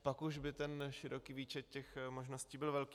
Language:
Czech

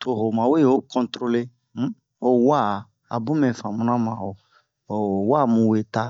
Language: Bomu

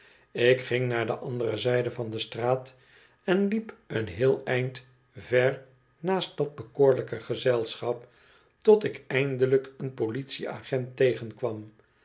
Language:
Dutch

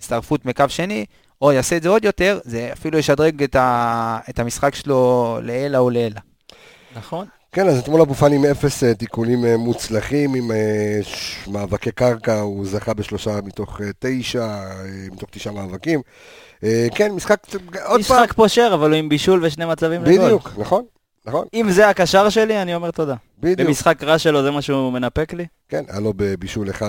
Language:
Hebrew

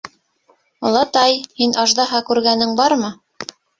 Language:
Bashkir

